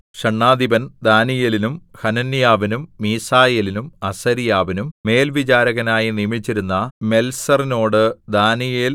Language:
Malayalam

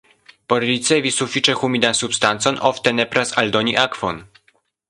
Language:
Esperanto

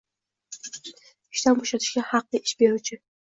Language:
Uzbek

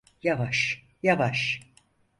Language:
Turkish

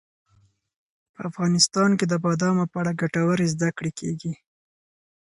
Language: Pashto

